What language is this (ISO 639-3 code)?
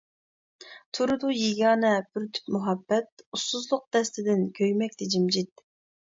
uig